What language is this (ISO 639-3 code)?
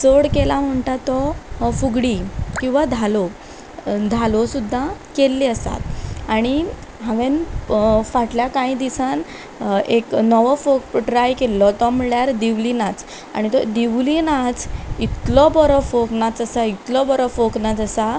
kok